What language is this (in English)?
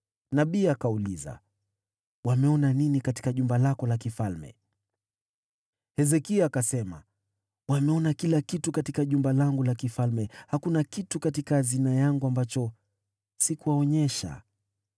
Swahili